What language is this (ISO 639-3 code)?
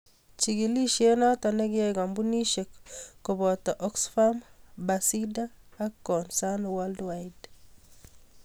kln